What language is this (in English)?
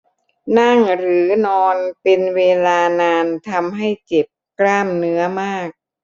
Thai